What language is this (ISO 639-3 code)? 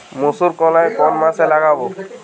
ben